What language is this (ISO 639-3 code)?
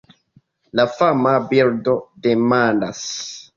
epo